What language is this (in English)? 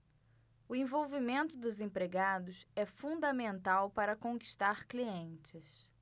Portuguese